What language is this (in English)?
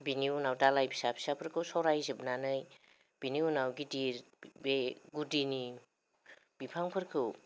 Bodo